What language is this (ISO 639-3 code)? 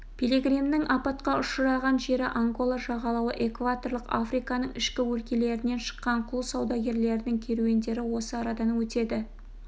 kaz